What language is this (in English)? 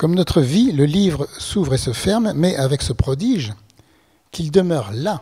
French